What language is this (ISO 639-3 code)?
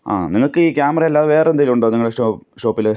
mal